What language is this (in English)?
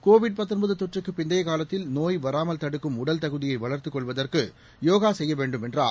Tamil